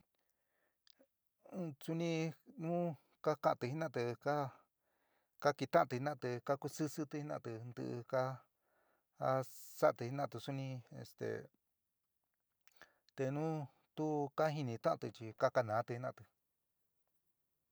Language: San Miguel El Grande Mixtec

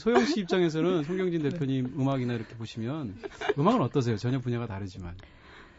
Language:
Korean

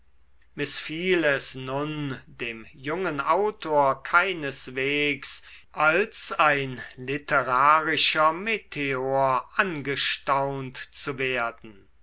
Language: German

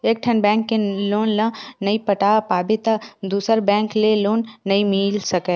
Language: Chhattisgarhi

